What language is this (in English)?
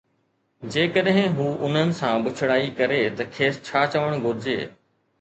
Sindhi